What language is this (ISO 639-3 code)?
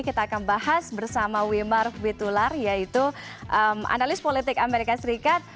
ind